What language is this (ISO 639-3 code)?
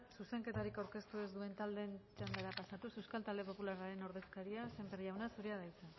eus